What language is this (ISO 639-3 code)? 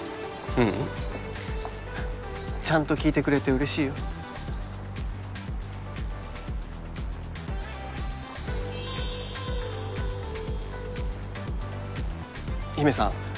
jpn